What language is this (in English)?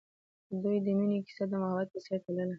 Pashto